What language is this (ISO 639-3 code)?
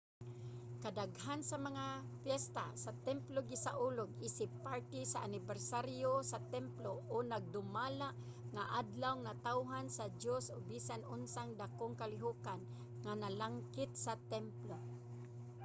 ceb